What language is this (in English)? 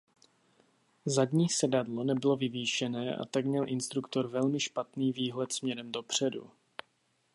Czech